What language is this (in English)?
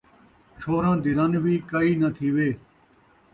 Saraiki